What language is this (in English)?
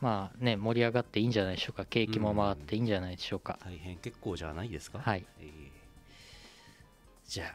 Japanese